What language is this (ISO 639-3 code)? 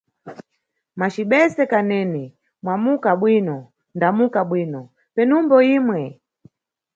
nyu